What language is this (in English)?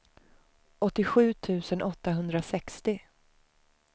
Swedish